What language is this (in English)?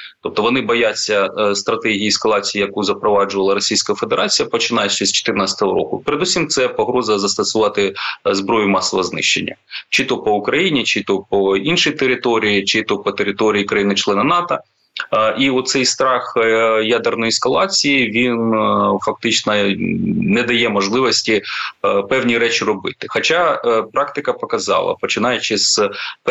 Ukrainian